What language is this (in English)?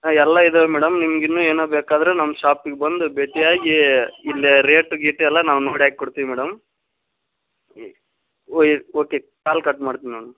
Kannada